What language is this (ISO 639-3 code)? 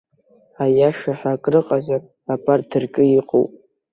abk